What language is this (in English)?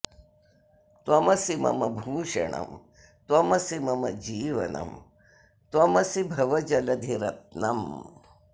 Sanskrit